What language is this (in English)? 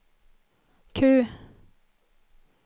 Swedish